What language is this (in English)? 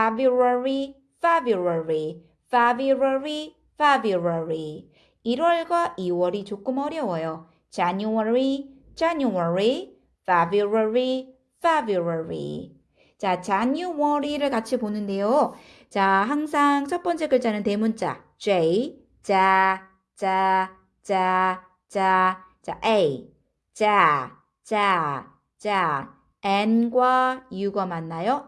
Korean